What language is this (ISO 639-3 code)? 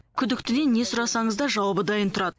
kaz